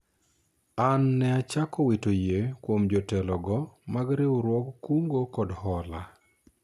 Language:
Luo (Kenya and Tanzania)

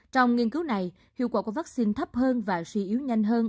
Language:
Vietnamese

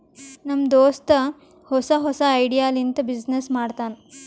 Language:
Kannada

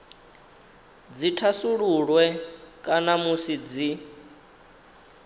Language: Venda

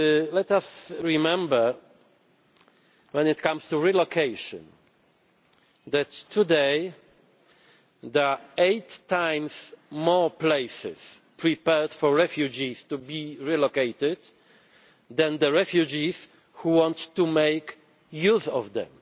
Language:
English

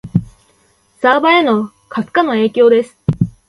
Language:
Japanese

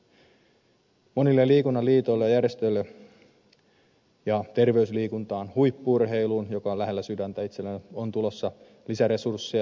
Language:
Finnish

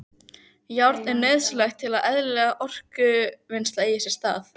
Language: Icelandic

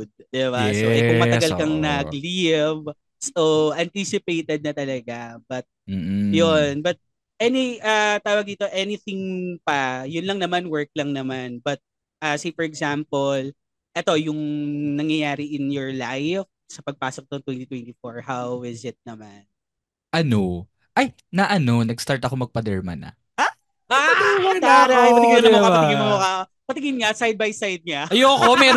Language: Filipino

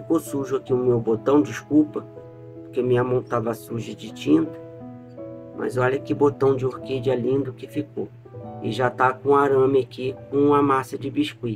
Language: Portuguese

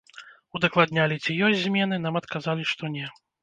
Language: Belarusian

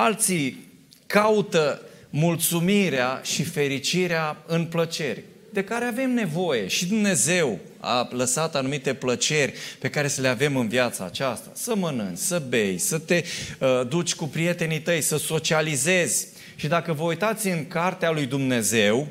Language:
Romanian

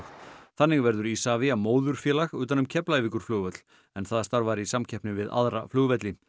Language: Icelandic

